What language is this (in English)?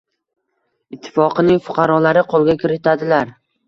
Uzbek